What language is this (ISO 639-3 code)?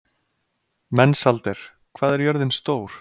isl